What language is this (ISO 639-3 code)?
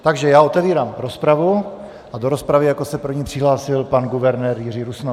ces